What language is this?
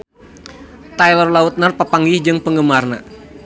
Sundanese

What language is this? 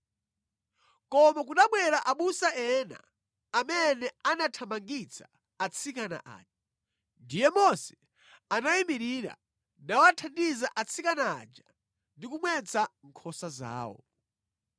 Nyanja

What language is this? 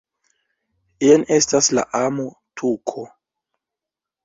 Esperanto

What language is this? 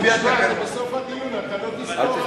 Hebrew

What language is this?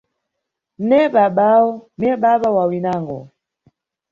Nyungwe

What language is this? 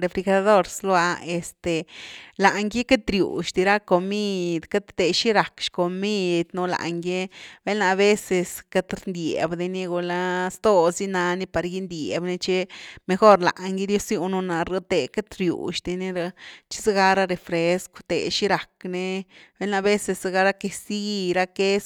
Güilá Zapotec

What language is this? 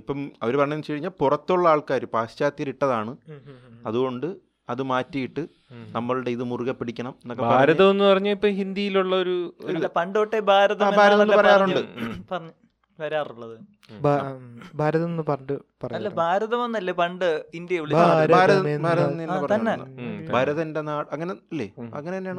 Malayalam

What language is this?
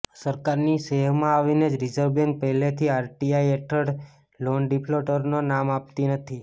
Gujarati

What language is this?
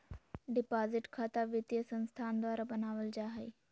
Magahi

